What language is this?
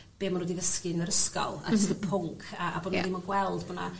Welsh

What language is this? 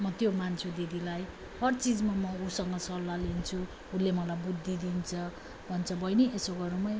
Nepali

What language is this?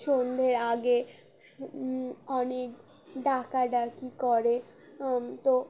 Bangla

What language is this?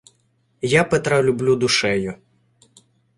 Ukrainian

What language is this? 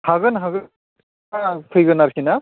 Bodo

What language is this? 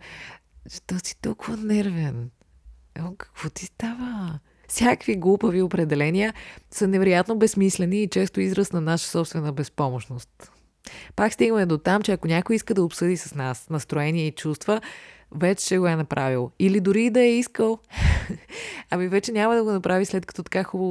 Bulgarian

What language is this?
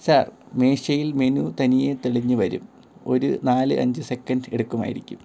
Malayalam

